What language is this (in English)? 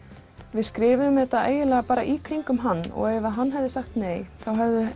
Icelandic